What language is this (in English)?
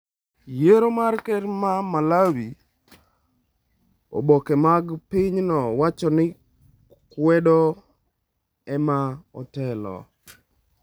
Luo (Kenya and Tanzania)